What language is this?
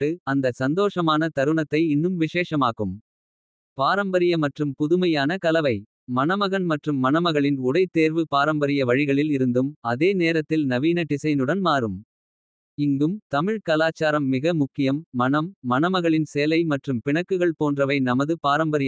Kota (India)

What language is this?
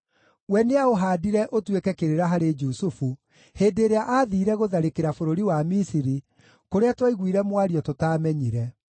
Kikuyu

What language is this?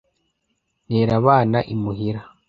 Kinyarwanda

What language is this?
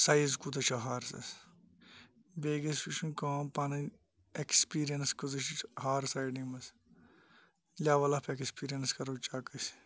Kashmiri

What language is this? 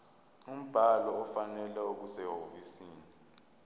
Zulu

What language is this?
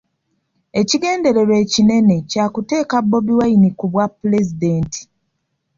Ganda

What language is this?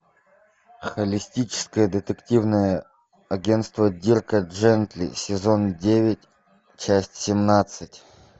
Russian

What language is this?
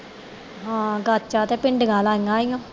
Punjabi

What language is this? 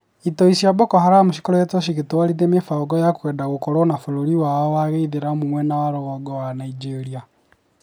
Kikuyu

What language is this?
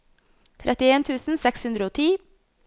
Norwegian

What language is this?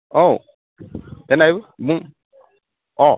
Bodo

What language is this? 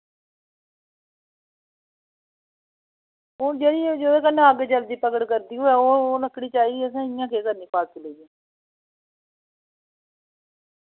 Dogri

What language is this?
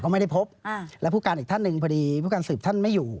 Thai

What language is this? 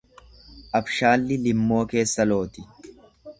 Oromo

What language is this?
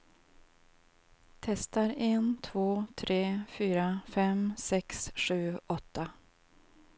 Swedish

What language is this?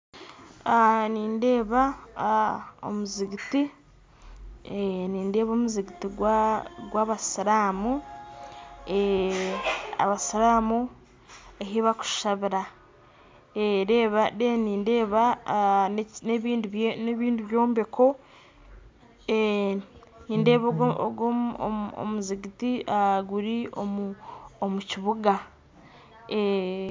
Nyankole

